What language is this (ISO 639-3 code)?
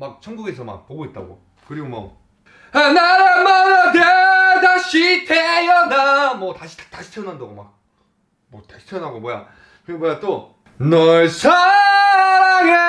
kor